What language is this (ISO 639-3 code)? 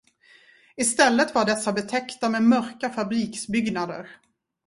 swe